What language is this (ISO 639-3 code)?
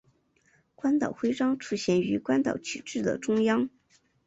zho